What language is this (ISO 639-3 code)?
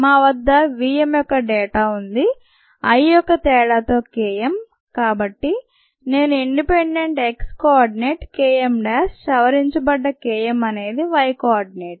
tel